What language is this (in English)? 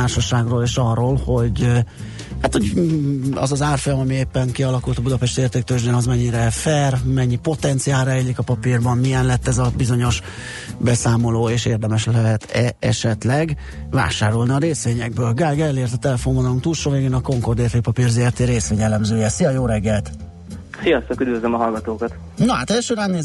Hungarian